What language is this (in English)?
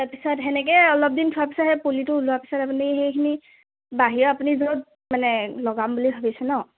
Assamese